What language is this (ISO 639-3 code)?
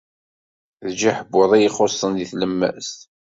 kab